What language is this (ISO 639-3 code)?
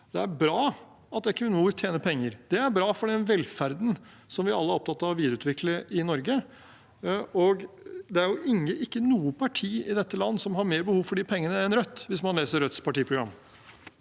nor